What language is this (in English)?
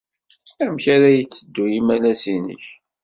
Kabyle